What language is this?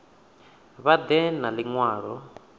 Venda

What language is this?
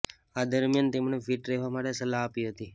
Gujarati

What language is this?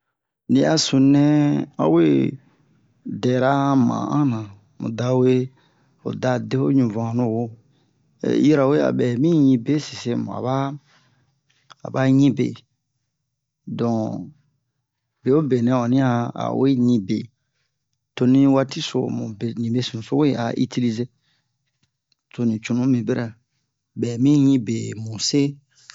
Bomu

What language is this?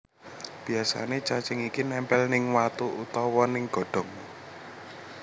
Javanese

